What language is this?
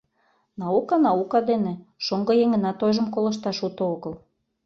Mari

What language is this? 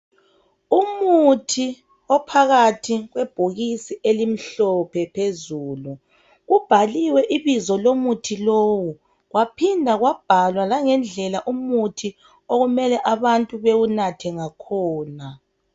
North Ndebele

